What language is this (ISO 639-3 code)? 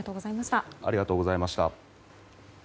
jpn